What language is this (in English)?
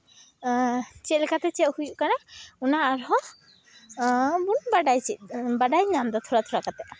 Santali